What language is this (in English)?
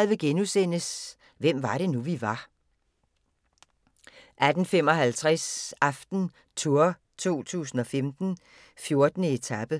Danish